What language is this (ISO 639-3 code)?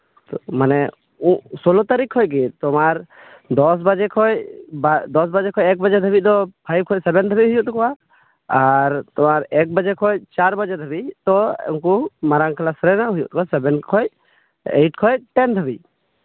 sat